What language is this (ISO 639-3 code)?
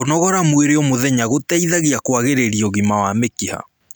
kik